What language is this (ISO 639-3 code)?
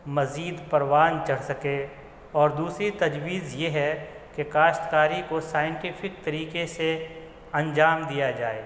urd